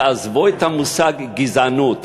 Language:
Hebrew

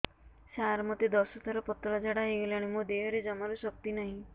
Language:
Odia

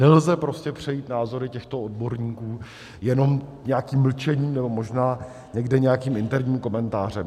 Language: Czech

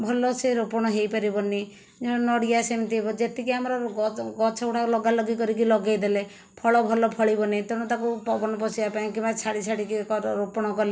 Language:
Odia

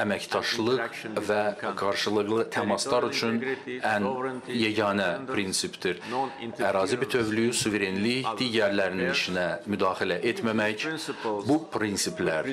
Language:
Turkish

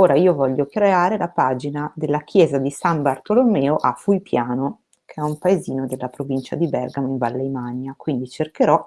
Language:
Italian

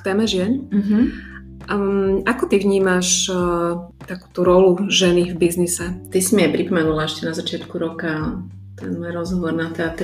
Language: Slovak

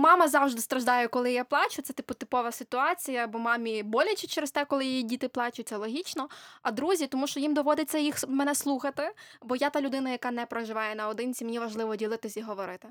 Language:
Ukrainian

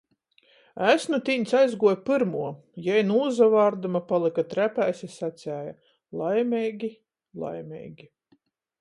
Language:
Latgalian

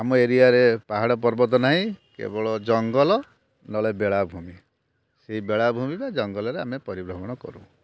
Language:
Odia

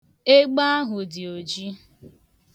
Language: Igbo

